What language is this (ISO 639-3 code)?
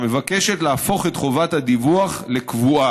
heb